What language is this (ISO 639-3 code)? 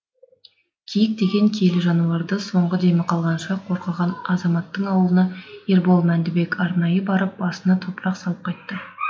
kaz